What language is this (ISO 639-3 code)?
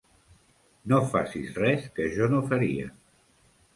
cat